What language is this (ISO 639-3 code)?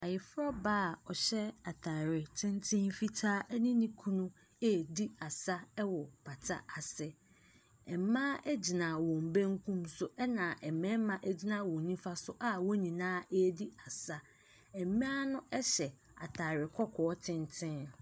aka